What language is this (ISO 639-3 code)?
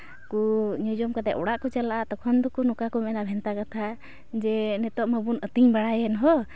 sat